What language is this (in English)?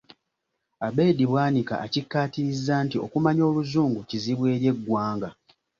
Ganda